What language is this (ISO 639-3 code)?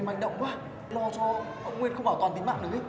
vie